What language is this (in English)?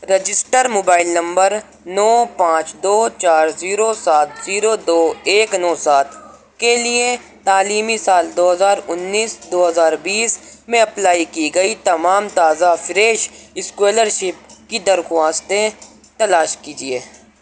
Urdu